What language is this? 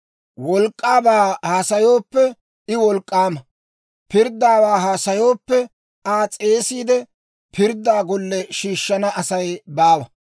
Dawro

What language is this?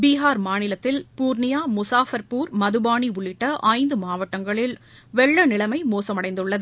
Tamil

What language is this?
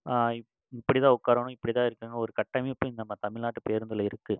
Tamil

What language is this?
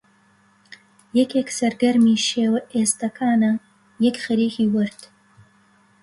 Central Kurdish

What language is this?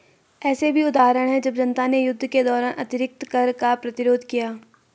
Hindi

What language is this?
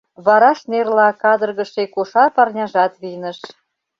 Mari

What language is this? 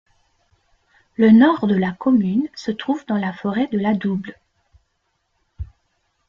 French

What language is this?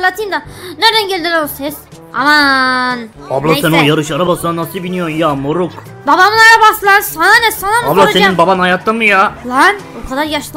Turkish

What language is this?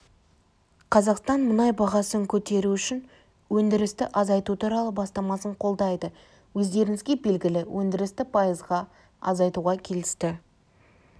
Kazakh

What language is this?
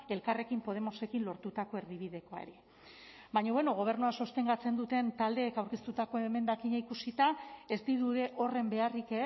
Basque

